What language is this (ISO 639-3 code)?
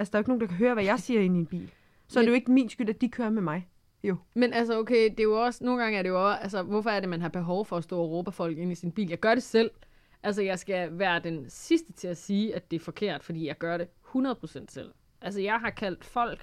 dan